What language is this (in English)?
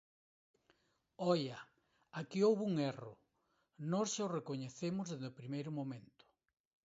Galician